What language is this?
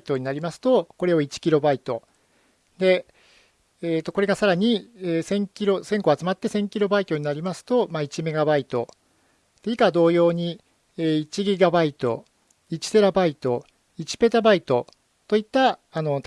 Japanese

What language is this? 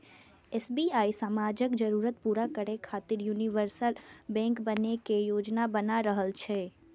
Maithili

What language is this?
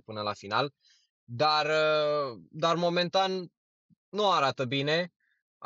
Romanian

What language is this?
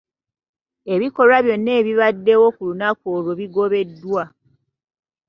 Ganda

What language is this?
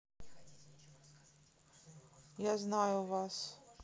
Russian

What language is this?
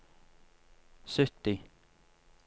Norwegian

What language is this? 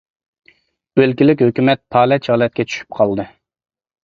Uyghur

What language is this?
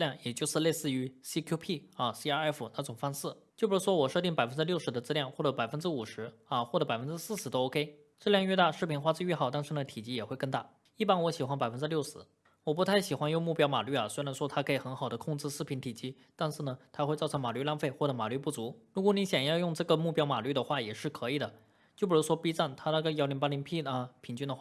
Chinese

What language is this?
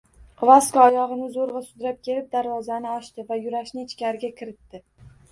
Uzbek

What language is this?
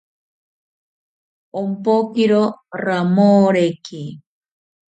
South Ucayali Ashéninka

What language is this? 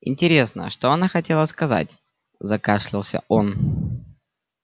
Russian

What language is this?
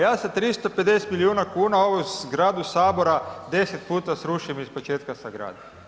Croatian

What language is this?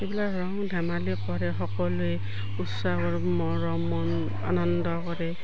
Assamese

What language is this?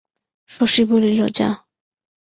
Bangla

